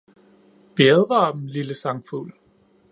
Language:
Danish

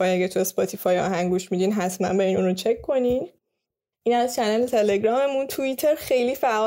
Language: Persian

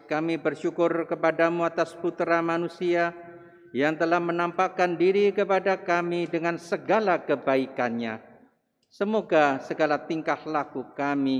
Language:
Indonesian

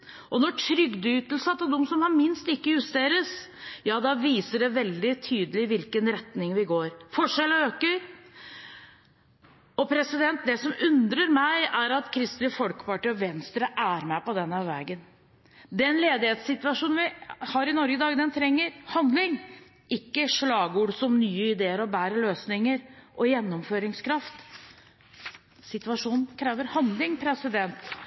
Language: Norwegian Bokmål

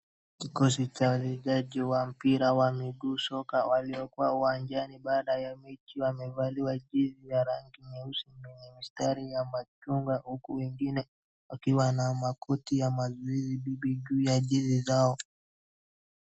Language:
Swahili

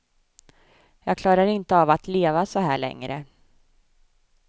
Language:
Swedish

